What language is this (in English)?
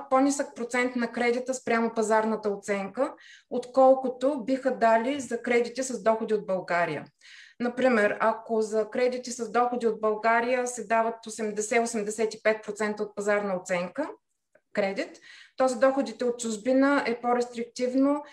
Bulgarian